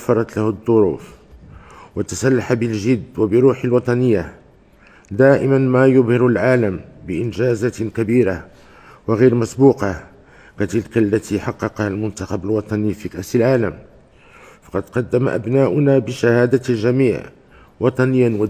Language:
Arabic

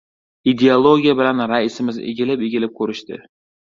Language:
Uzbek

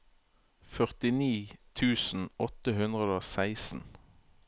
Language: Norwegian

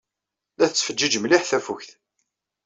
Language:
Kabyle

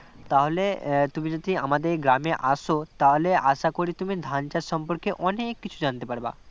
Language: Bangla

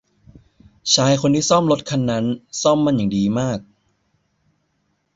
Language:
Thai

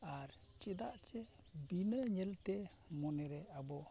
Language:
Santali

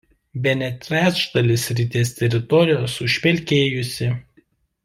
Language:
Lithuanian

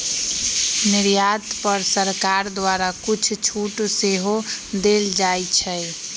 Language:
Magahi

